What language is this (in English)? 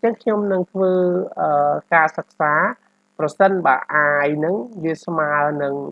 Vietnamese